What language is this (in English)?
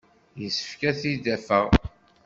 Kabyle